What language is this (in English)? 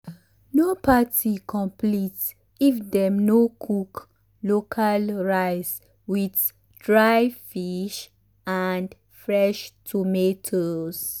Nigerian Pidgin